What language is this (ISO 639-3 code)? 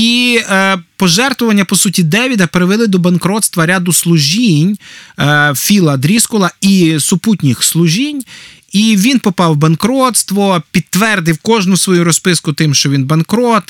ukr